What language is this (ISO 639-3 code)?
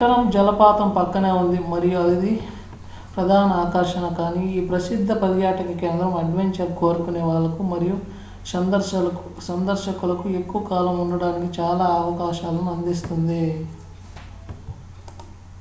tel